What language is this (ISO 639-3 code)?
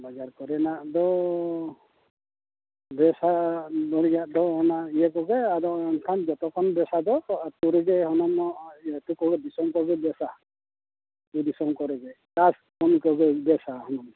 sat